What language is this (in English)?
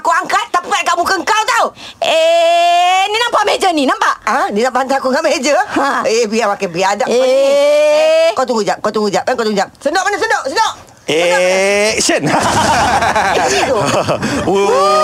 Malay